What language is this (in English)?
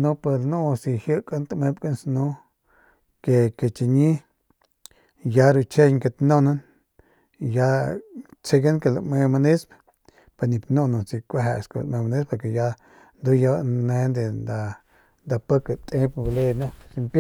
Northern Pame